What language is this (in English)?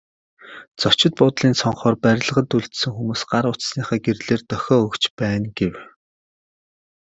Mongolian